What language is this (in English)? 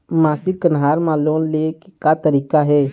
Chhattisgarhi